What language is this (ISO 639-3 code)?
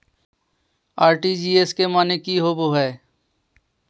mag